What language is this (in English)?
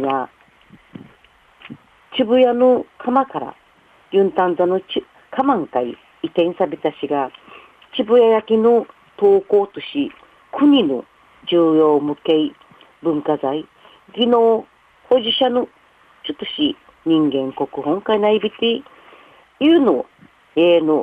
Japanese